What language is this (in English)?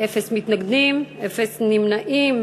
Hebrew